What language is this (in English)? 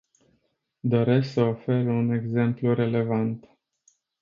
Romanian